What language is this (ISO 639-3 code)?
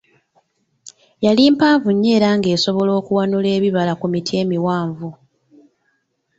lug